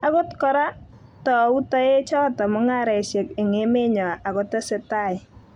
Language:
Kalenjin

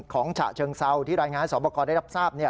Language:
Thai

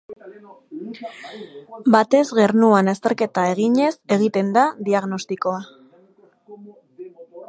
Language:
Basque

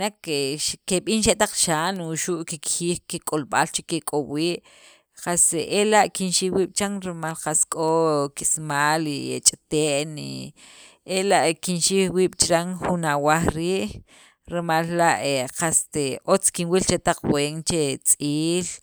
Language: Sacapulteco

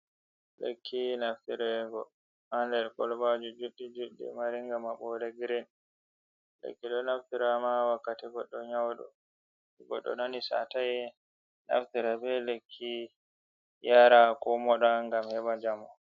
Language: Fula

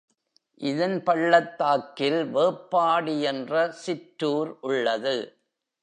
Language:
Tamil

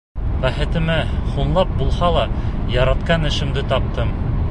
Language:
Bashkir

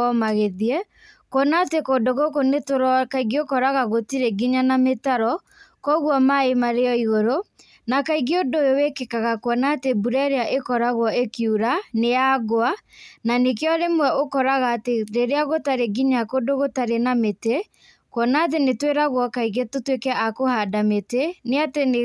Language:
Kikuyu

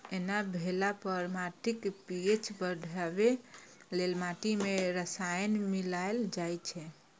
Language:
Maithili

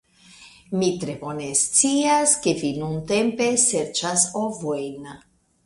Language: Esperanto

